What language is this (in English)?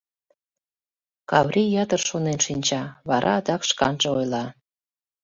Mari